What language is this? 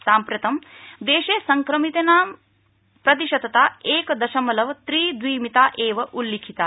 Sanskrit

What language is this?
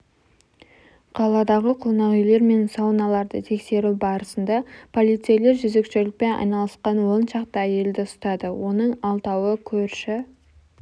Kazakh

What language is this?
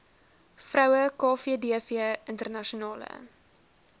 Afrikaans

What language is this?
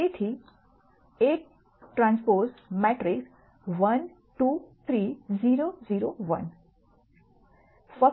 Gujarati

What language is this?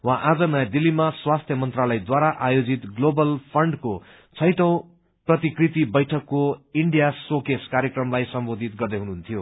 Nepali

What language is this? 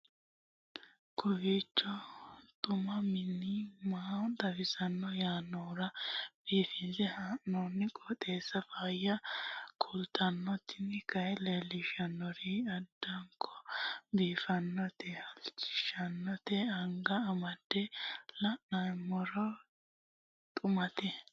Sidamo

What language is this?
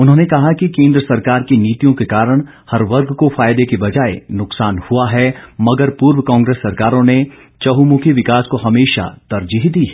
Hindi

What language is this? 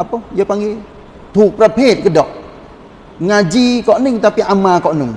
Malay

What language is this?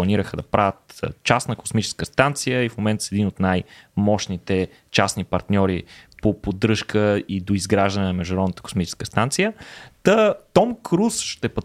Bulgarian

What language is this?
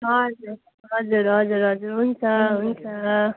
Nepali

